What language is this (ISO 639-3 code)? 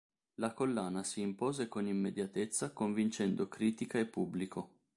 ita